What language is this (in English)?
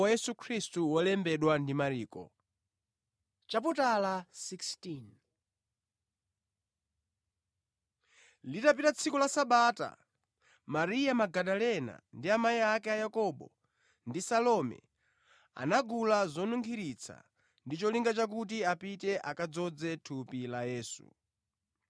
Nyanja